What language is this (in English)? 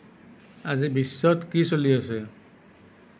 Assamese